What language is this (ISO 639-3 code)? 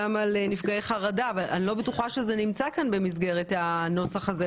heb